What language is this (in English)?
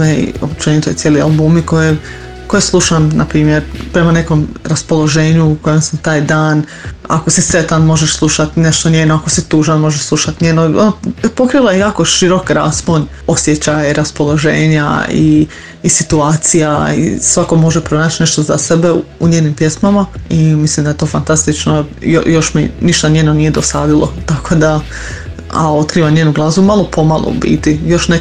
Croatian